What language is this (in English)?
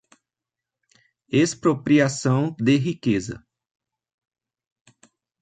Portuguese